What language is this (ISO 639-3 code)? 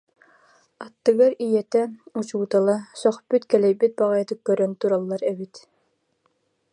sah